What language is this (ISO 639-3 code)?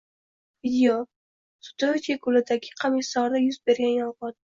uzb